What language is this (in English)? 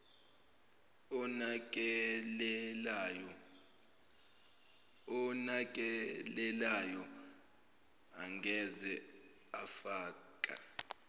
Zulu